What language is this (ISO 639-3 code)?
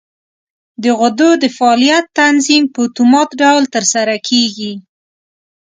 pus